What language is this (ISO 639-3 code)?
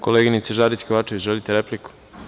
srp